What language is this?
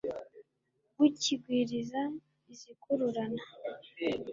Kinyarwanda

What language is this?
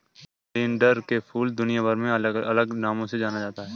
Hindi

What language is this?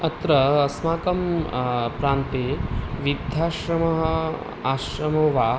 Sanskrit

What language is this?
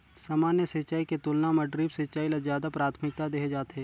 Chhattisgarhi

